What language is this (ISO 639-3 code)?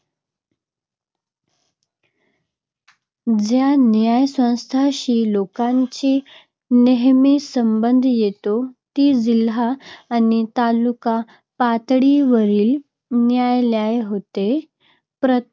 mar